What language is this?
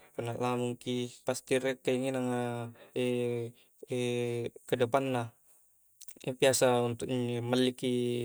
Coastal Konjo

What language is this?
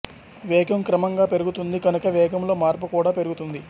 Telugu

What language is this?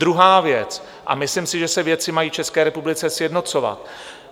Czech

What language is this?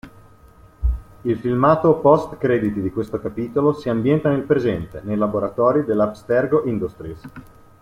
Italian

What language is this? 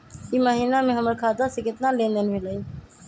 Magahi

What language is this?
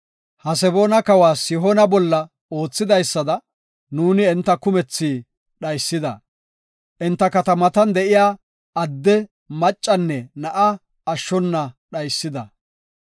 Gofa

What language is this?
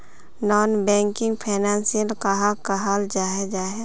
Magahi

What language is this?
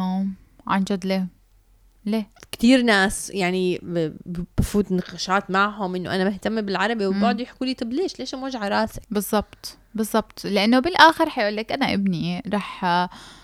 Arabic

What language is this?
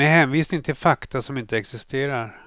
Swedish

